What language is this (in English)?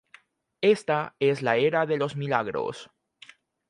Spanish